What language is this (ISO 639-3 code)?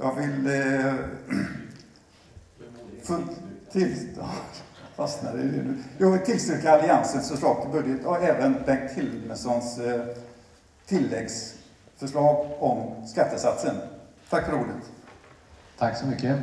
swe